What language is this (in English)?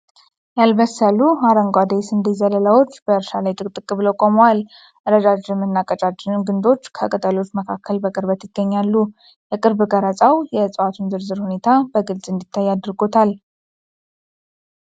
Amharic